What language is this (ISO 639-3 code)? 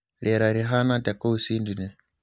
kik